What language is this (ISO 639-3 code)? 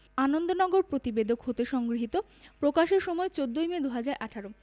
ben